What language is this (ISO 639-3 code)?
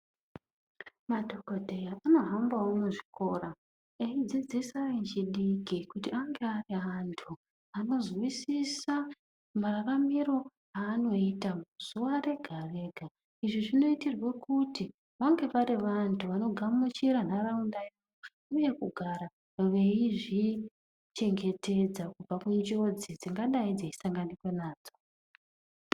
ndc